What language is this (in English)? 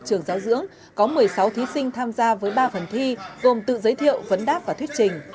Vietnamese